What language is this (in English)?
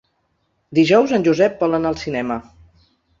Catalan